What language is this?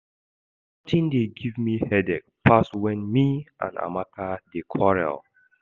Nigerian Pidgin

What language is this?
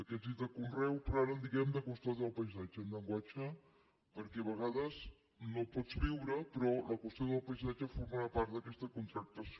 Catalan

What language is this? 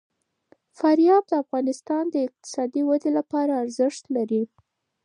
Pashto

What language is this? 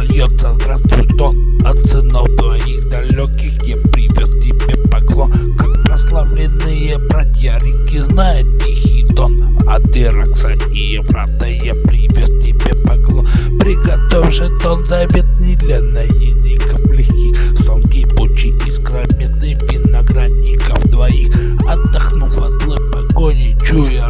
Russian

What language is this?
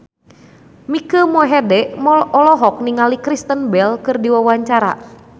Sundanese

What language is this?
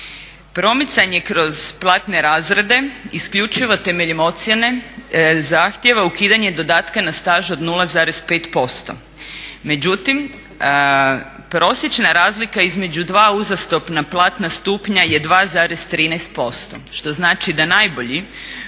Croatian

